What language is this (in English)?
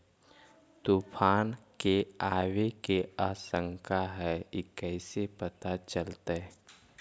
Magahi